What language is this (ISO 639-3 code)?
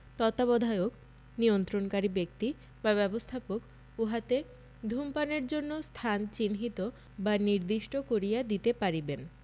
ben